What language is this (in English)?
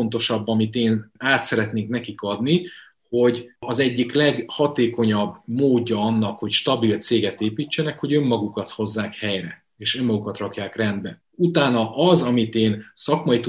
Hungarian